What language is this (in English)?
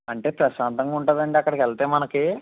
Telugu